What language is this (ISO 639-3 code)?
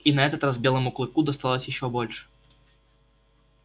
rus